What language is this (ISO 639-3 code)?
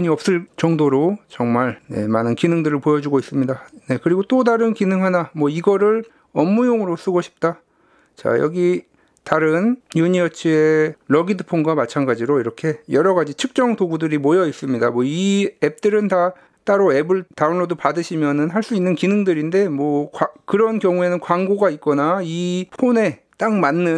kor